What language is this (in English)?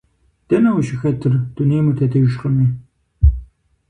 Kabardian